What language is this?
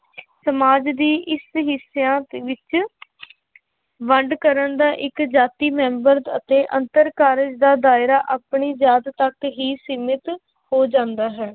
Punjabi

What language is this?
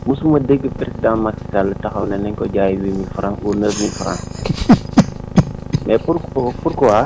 Wolof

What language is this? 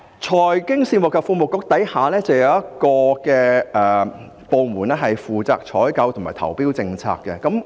Cantonese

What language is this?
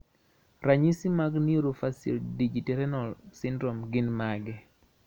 Luo (Kenya and Tanzania)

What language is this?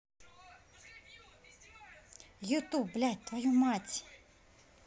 Russian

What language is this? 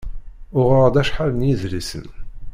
Kabyle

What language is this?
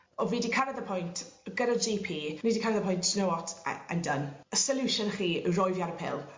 Welsh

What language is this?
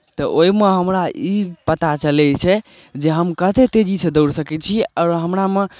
Maithili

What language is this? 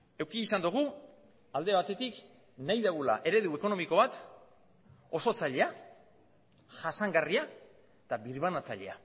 Basque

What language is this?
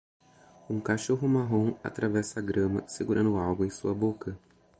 Portuguese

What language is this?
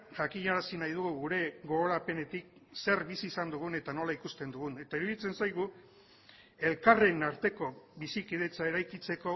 Basque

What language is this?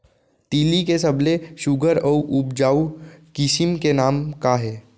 Chhattisgarhi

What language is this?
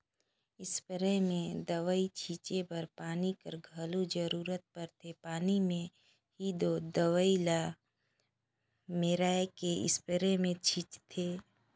Chhattisgarhi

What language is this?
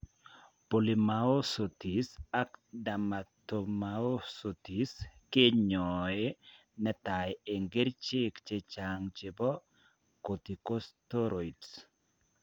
Kalenjin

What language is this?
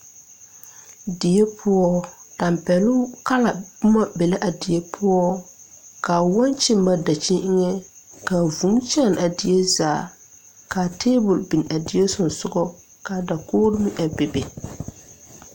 Southern Dagaare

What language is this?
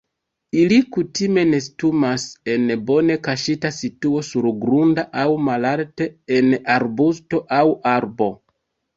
Esperanto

